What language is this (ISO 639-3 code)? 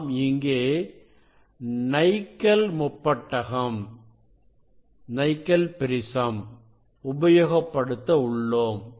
tam